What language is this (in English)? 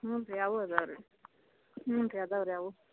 Kannada